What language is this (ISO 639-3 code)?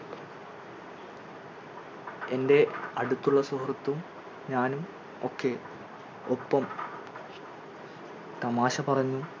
mal